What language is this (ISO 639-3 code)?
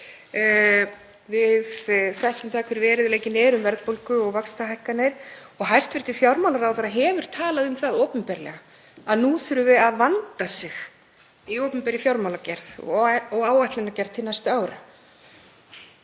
isl